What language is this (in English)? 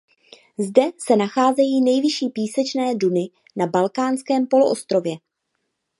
Czech